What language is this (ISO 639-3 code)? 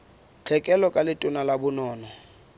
sot